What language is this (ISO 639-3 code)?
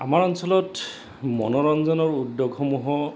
asm